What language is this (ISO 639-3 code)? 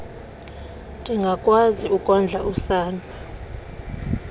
xho